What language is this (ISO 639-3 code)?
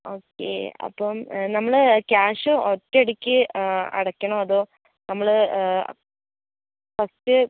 mal